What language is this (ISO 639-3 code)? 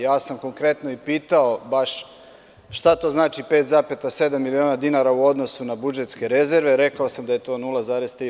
srp